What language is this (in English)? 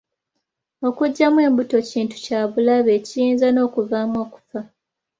Ganda